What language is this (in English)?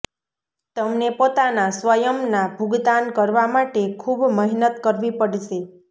Gujarati